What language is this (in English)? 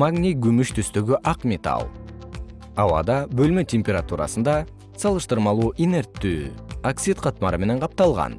Kyrgyz